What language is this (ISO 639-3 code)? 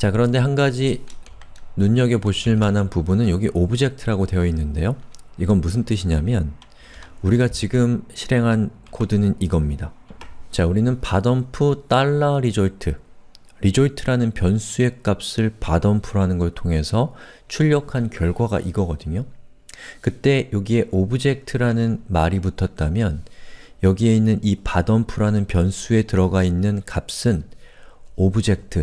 kor